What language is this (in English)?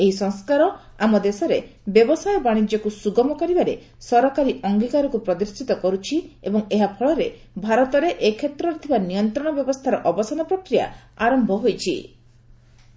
Odia